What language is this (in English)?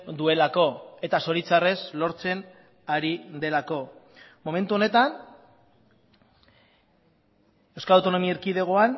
Basque